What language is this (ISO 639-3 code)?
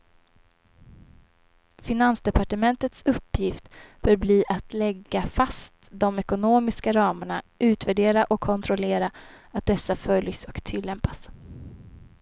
swe